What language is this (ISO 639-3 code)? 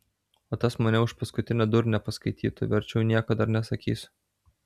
lit